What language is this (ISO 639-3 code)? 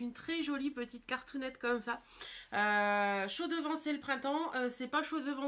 fra